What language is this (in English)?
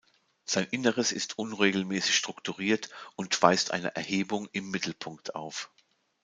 German